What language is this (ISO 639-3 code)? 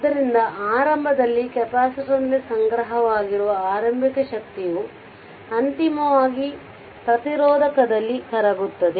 kan